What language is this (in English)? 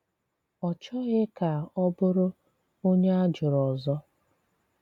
Igbo